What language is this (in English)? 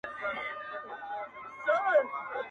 Pashto